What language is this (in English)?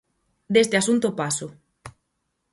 Galician